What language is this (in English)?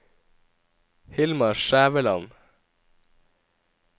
Norwegian